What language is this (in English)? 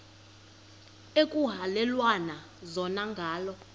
Xhosa